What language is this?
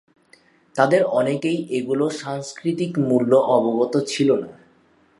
Bangla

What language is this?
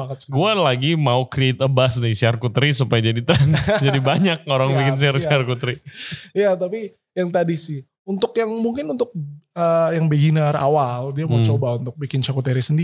Indonesian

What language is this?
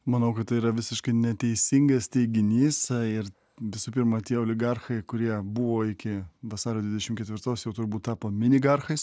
Lithuanian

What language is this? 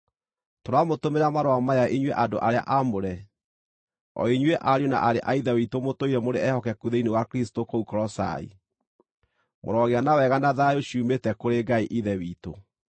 Kikuyu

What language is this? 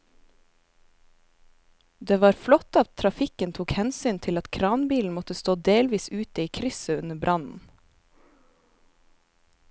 Norwegian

